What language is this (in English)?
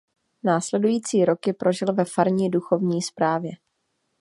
Czech